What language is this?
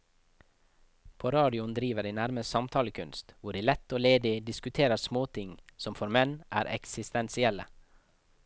Norwegian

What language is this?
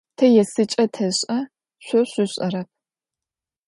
Adyghe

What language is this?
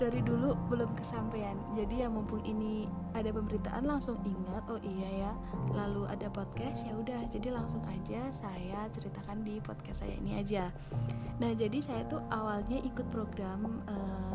Indonesian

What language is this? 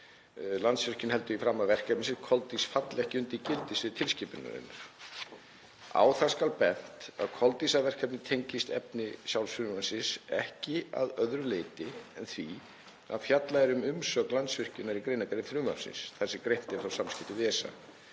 Icelandic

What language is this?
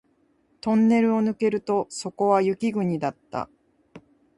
Japanese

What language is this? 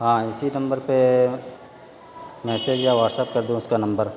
Urdu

